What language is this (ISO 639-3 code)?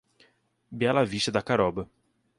por